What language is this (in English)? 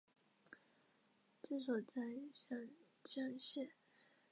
Chinese